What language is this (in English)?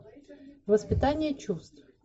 Russian